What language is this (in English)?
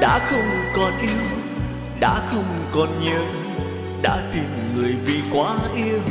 Vietnamese